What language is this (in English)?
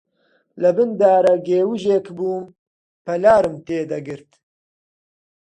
Central Kurdish